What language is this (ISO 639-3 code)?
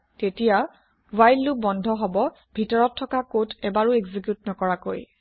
asm